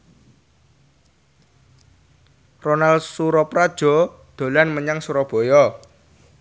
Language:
Javanese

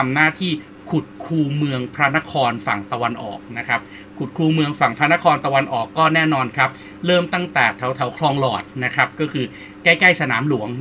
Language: Thai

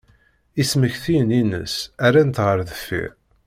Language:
Kabyle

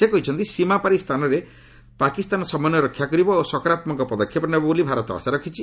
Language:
Odia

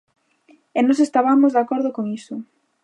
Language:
Galician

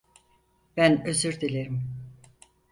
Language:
Turkish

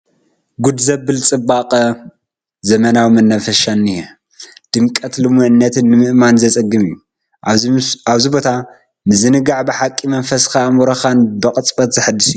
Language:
Tigrinya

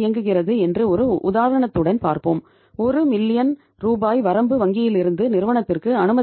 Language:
Tamil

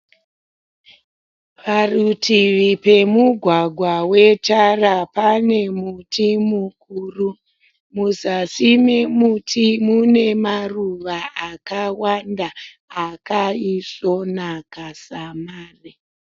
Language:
Shona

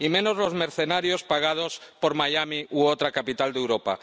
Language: Spanish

